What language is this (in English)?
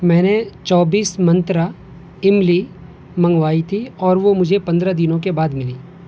Urdu